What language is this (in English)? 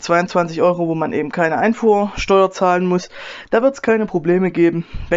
German